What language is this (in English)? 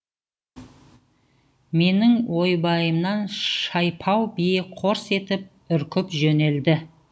Kazakh